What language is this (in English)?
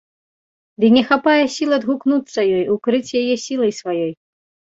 Belarusian